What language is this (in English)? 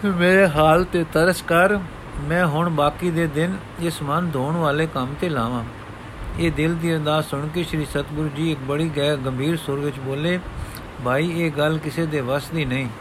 Punjabi